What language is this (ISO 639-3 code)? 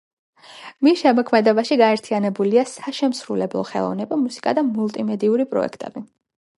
kat